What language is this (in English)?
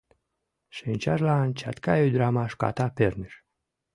Mari